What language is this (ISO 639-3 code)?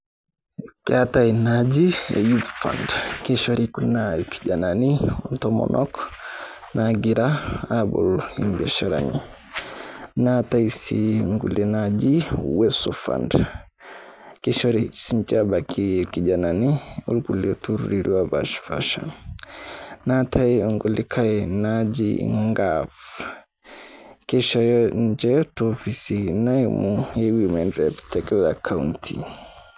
mas